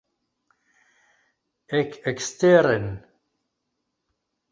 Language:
Esperanto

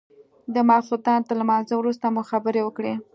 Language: Pashto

